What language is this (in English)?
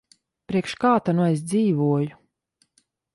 Latvian